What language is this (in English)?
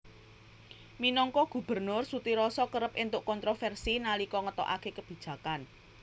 Javanese